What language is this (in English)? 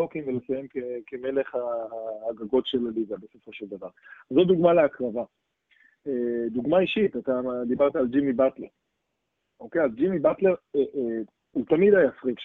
Hebrew